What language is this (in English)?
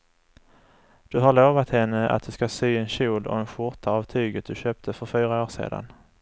Swedish